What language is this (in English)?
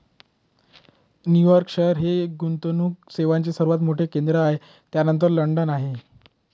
Marathi